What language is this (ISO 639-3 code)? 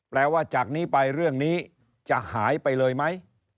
tha